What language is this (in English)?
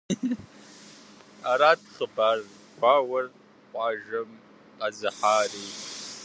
Kabardian